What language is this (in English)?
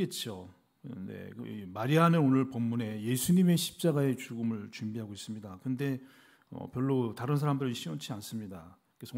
Korean